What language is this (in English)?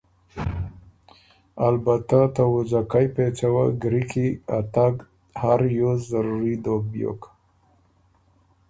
Ormuri